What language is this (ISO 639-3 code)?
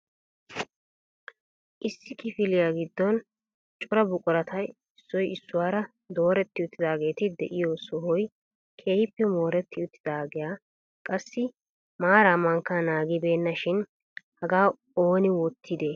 wal